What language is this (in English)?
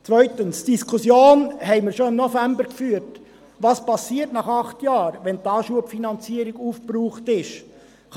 Swiss German